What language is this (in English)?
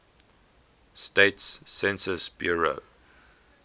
English